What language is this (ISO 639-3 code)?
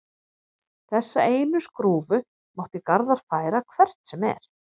isl